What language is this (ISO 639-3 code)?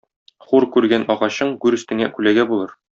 tat